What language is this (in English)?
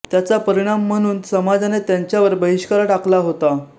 Marathi